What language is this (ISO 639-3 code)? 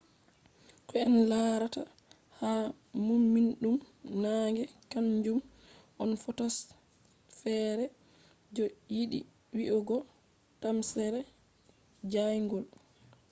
ful